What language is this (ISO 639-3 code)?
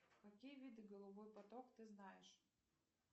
rus